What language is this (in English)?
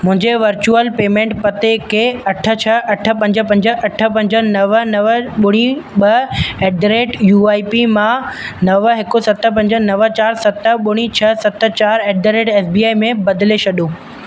Sindhi